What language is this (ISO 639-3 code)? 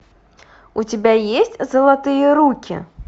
rus